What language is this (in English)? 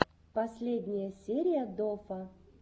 Russian